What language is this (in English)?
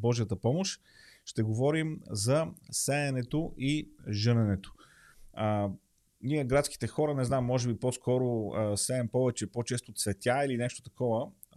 Bulgarian